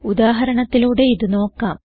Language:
Malayalam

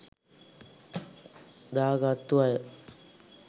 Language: Sinhala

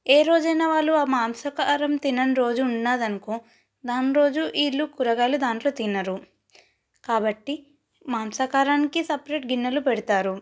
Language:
Telugu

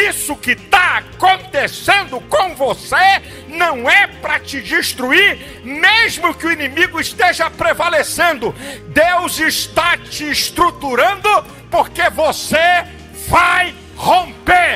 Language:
Portuguese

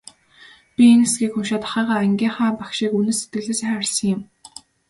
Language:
Mongolian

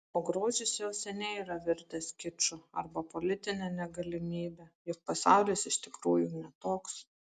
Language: Lithuanian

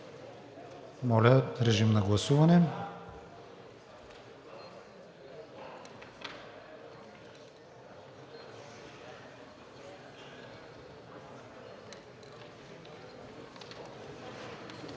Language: Bulgarian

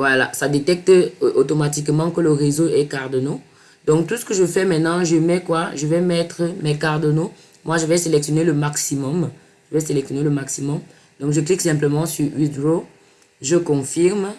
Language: French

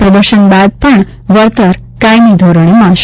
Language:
Gujarati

